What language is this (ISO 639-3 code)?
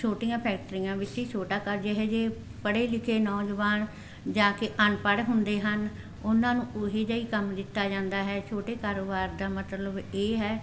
pan